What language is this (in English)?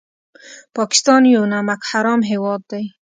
Pashto